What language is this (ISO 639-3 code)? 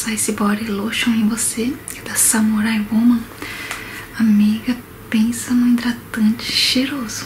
por